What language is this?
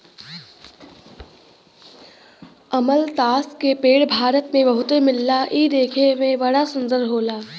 Bhojpuri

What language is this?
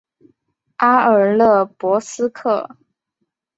Chinese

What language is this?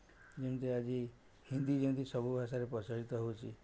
Odia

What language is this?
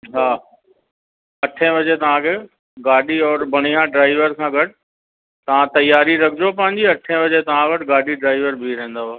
Sindhi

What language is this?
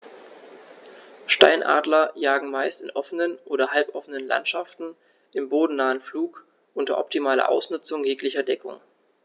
German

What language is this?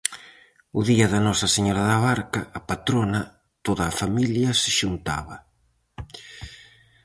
Galician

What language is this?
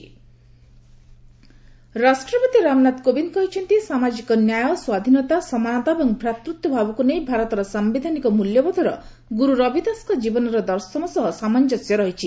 Odia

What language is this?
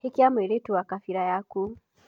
Kikuyu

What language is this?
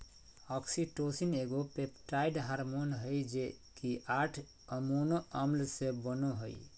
Magahi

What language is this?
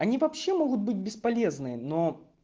Russian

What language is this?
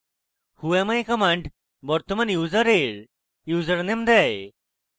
Bangla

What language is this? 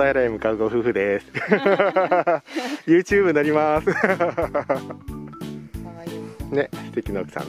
Japanese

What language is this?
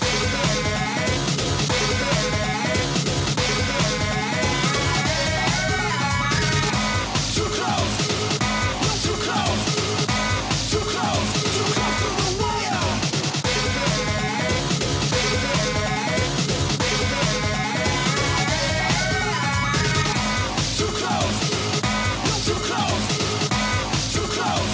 Indonesian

